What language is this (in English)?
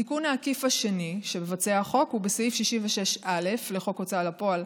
Hebrew